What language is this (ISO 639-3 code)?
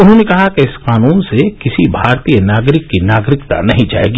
hin